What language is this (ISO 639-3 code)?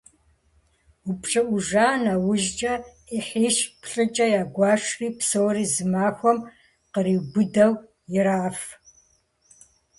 kbd